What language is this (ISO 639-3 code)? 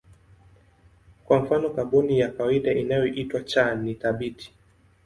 swa